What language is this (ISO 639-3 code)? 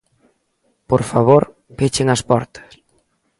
glg